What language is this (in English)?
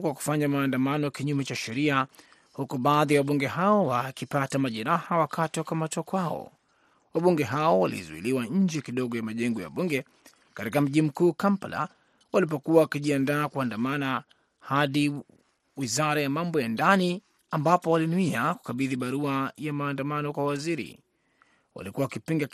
Swahili